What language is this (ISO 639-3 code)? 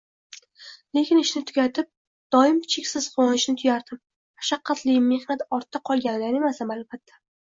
uzb